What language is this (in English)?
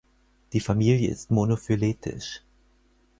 German